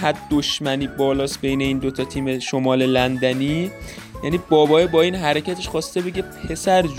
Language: Persian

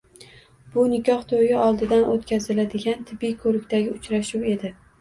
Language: Uzbek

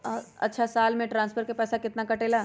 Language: Magahi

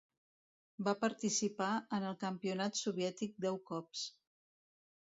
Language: Catalan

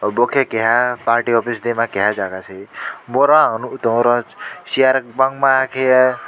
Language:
Kok Borok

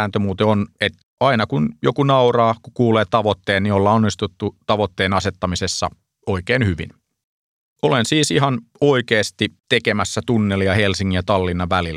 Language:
Finnish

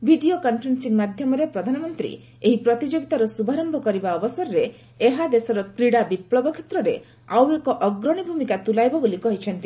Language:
Odia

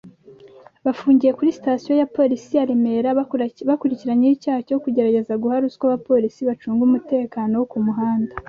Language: Kinyarwanda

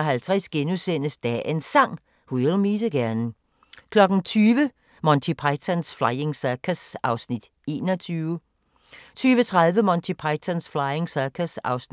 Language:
Danish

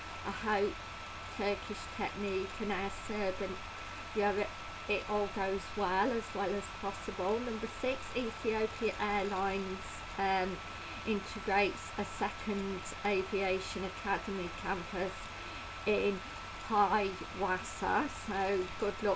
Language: English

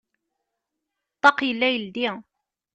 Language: Kabyle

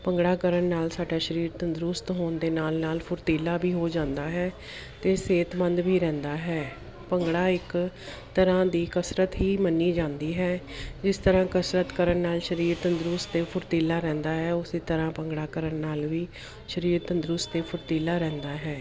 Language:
Punjabi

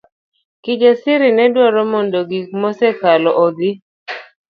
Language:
Luo (Kenya and Tanzania)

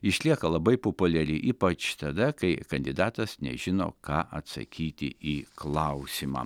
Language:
Lithuanian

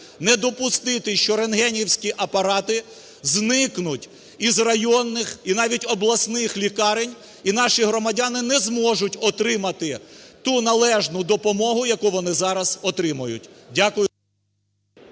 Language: Ukrainian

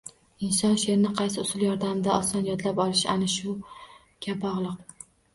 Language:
Uzbek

